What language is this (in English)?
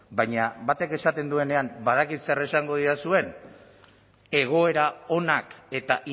Basque